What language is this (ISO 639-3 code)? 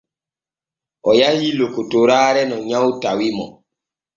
fue